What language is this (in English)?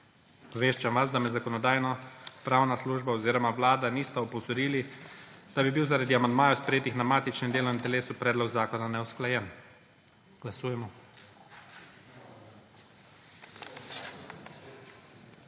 Slovenian